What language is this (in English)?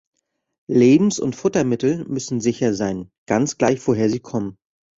German